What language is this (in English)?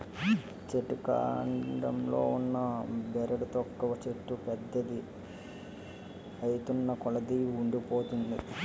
Telugu